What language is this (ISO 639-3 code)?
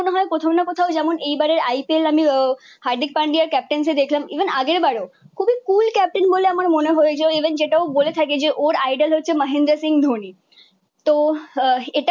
ben